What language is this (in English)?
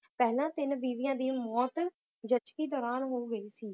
Punjabi